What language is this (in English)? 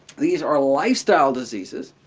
English